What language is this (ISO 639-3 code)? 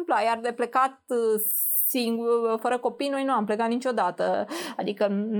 ron